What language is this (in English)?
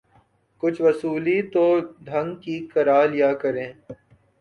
Urdu